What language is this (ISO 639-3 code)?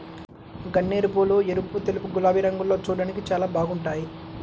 tel